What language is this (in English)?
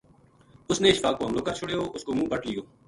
Gujari